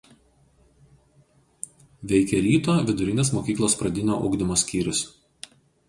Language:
Lithuanian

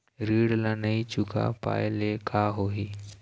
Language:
Chhattisgarhi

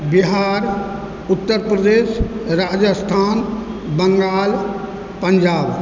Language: Maithili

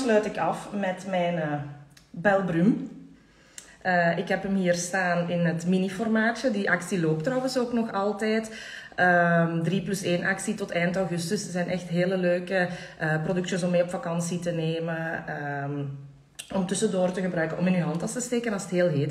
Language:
Dutch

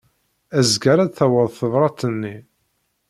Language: Kabyle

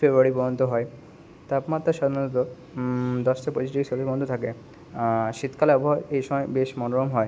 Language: Bangla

